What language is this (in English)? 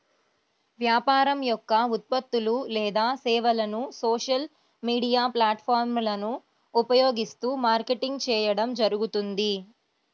Telugu